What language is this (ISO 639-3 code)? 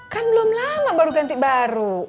ind